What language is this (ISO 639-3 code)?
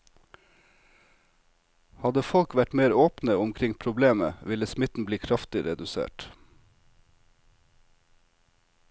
nor